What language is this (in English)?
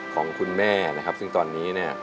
Thai